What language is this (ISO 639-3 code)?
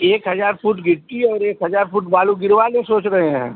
hin